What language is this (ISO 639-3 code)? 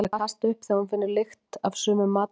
isl